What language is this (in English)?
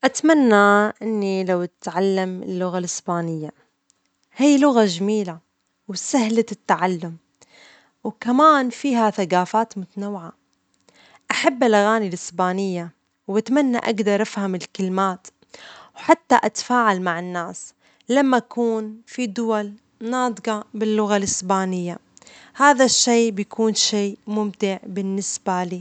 Omani Arabic